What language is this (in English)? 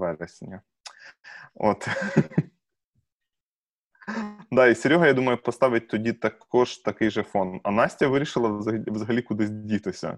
Ukrainian